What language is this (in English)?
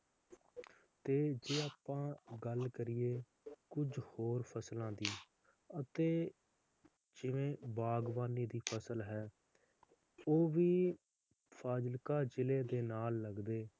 Punjabi